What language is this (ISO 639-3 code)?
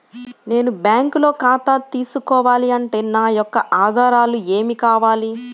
tel